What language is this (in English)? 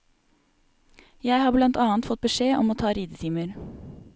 Norwegian